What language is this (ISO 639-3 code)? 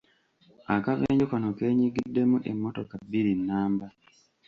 lug